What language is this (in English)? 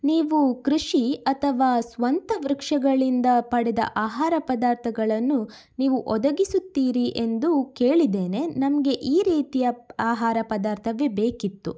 Kannada